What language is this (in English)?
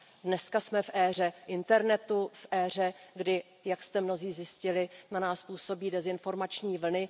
Czech